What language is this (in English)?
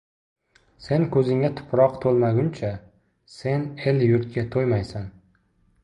Uzbek